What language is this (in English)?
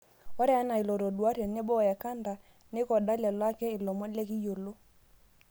Masai